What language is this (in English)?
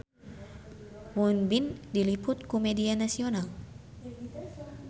Sundanese